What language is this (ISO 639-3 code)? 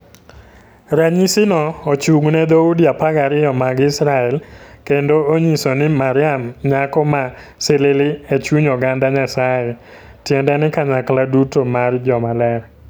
luo